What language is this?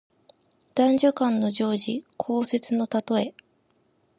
Japanese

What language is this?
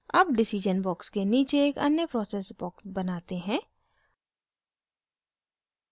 Hindi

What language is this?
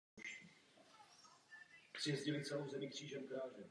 Czech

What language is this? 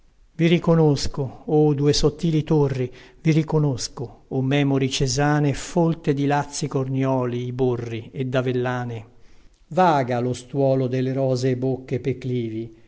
Italian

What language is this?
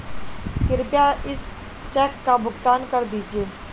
Hindi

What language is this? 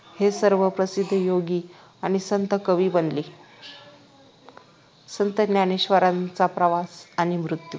Marathi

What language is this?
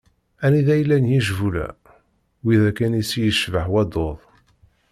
Kabyle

